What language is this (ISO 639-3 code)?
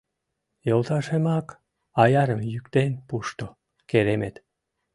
chm